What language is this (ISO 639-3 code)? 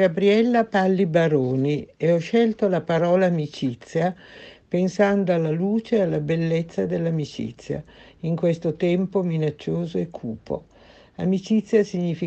ita